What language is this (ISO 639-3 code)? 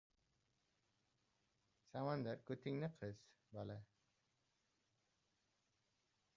uzb